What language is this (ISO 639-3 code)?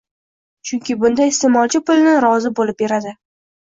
uzb